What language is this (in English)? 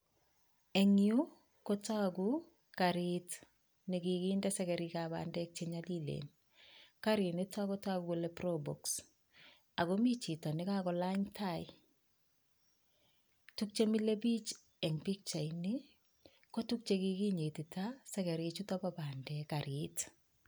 Kalenjin